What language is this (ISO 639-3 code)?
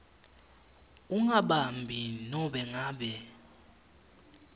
ssw